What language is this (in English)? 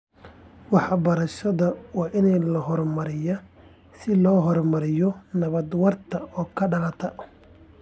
Somali